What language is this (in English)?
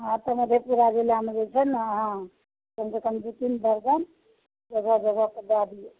Maithili